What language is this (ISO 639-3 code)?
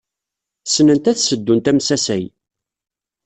kab